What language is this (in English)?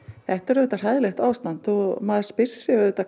Icelandic